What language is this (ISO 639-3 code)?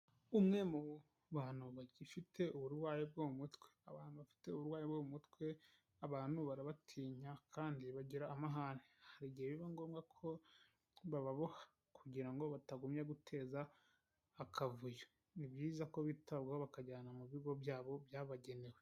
kin